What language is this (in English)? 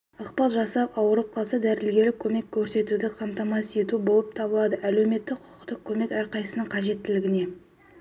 Kazakh